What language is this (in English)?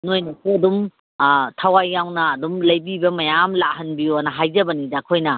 Manipuri